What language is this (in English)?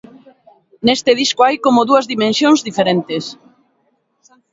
Galician